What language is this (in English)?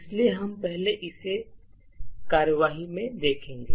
Hindi